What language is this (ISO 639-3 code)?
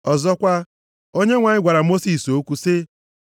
ibo